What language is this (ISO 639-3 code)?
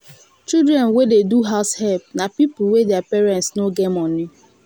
pcm